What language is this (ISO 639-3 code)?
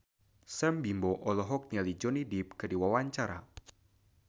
sun